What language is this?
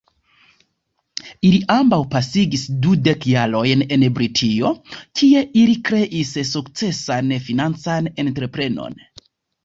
Esperanto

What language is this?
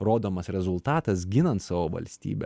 Lithuanian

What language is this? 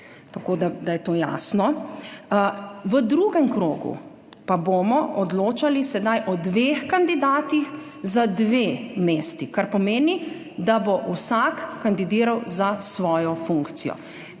Slovenian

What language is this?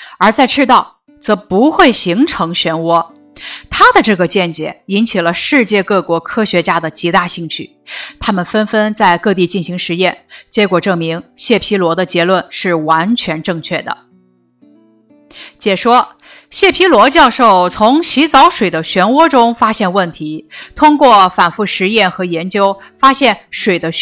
Chinese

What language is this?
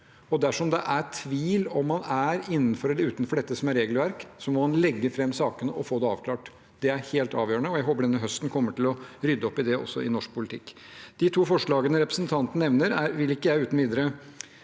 Norwegian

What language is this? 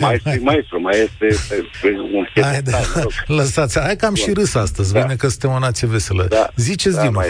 Romanian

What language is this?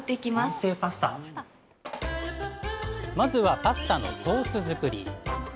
Japanese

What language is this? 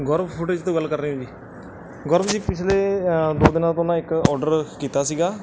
Punjabi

